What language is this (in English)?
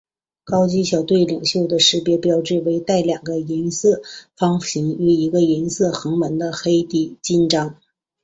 Chinese